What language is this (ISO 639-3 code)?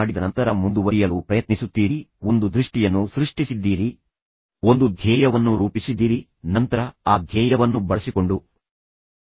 kan